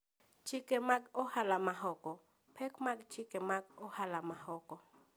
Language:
Luo (Kenya and Tanzania)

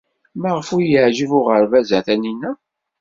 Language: Kabyle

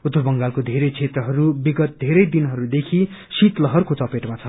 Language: Nepali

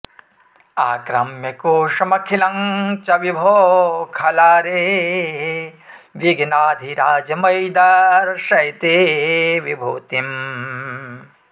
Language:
Sanskrit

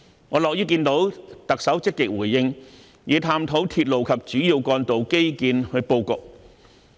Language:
Cantonese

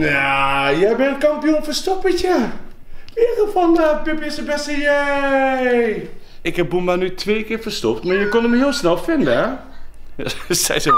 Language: Dutch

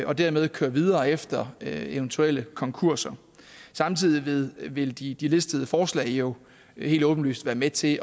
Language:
Danish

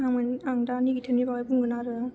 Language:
Bodo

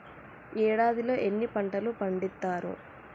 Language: Telugu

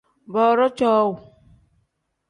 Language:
Tem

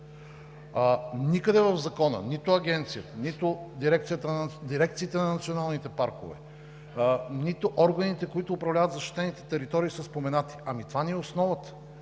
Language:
Bulgarian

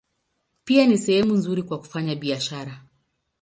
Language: Swahili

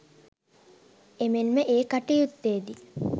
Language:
Sinhala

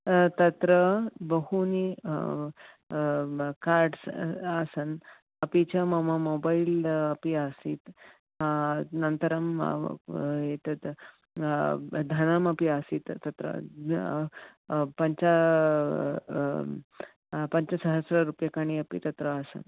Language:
Sanskrit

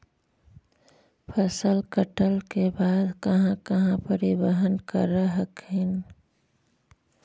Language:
Magahi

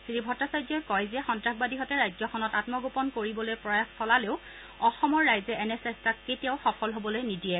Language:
Assamese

